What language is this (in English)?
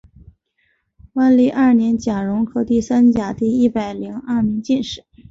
Chinese